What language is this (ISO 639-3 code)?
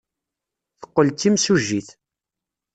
kab